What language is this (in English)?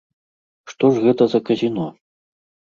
Belarusian